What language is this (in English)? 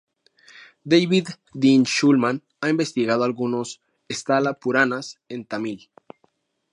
Spanish